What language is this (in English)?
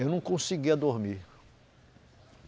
Portuguese